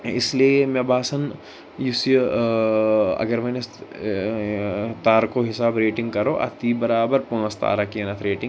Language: Kashmiri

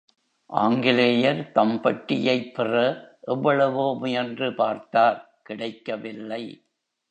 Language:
Tamil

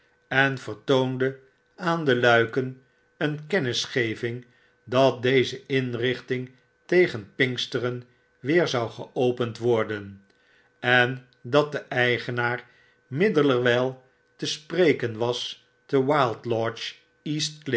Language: Dutch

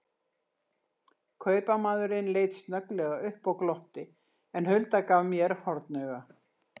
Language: Icelandic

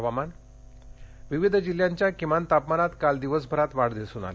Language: Marathi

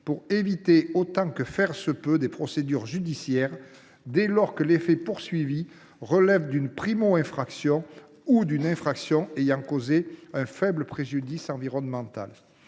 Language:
French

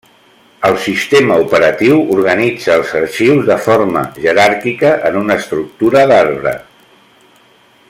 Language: Catalan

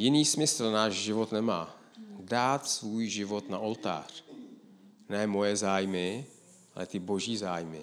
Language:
Czech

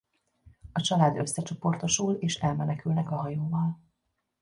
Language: Hungarian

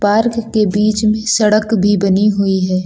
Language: Hindi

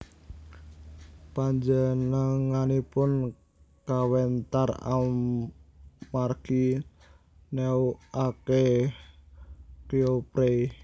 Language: Javanese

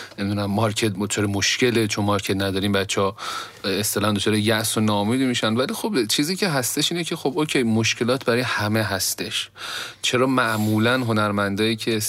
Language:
Persian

